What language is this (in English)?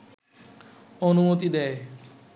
Bangla